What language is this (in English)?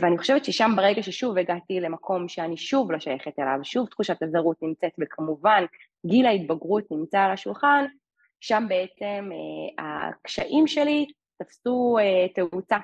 Hebrew